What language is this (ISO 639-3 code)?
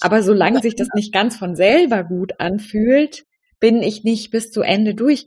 deu